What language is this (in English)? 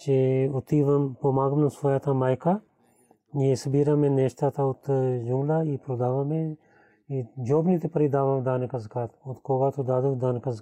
Bulgarian